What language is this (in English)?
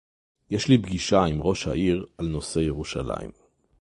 Hebrew